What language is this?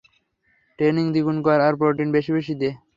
Bangla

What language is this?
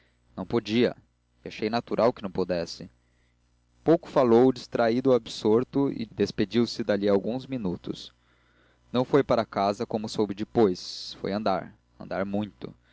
Portuguese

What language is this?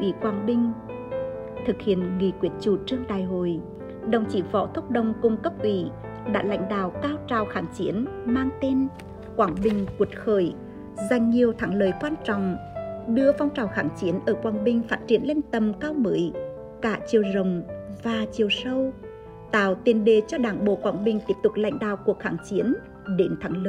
Vietnamese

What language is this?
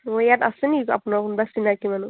Assamese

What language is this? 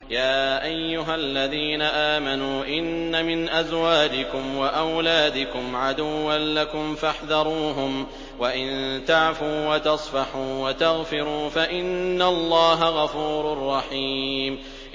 Arabic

